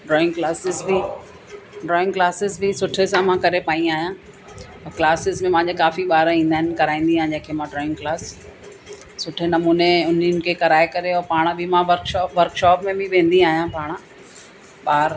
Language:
Sindhi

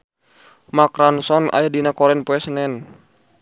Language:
Sundanese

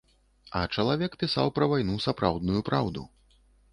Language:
Belarusian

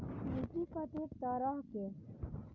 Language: Maithili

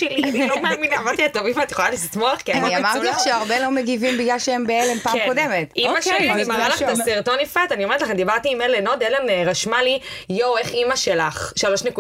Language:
Hebrew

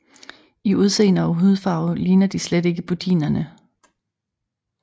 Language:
Danish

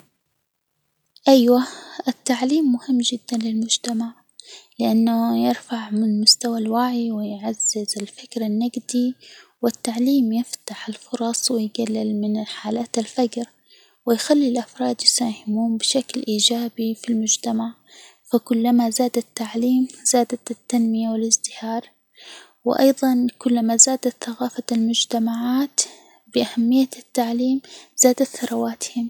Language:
Hijazi Arabic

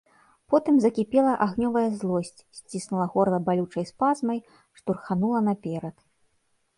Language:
Belarusian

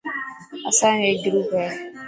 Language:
Dhatki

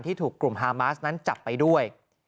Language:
Thai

